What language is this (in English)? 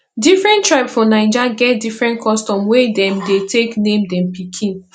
Nigerian Pidgin